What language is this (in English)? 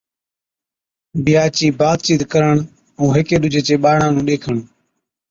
Od